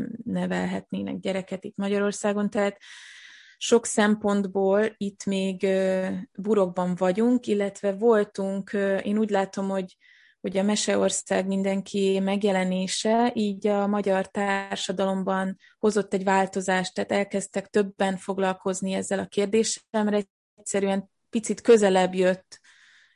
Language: Hungarian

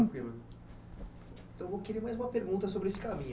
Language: Portuguese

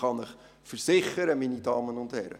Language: Swiss German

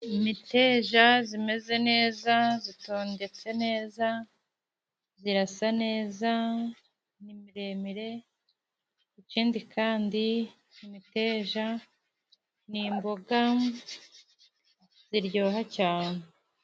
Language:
Kinyarwanda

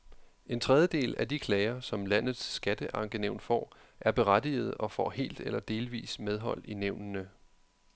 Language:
Danish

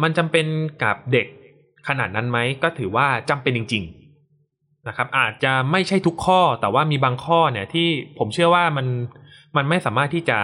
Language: Thai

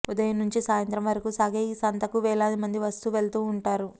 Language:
Telugu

